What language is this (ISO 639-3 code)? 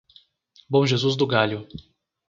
por